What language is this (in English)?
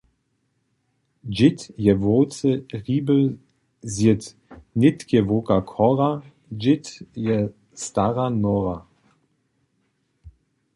Upper Sorbian